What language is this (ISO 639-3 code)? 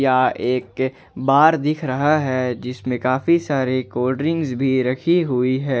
hin